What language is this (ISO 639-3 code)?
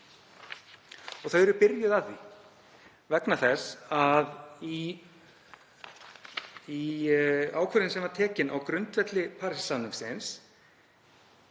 isl